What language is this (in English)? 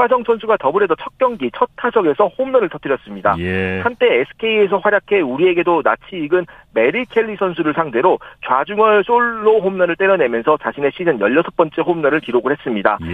Korean